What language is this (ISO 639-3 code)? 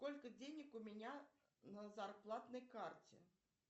rus